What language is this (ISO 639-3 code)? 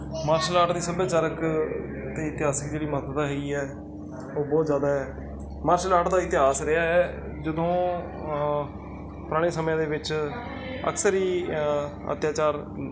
pan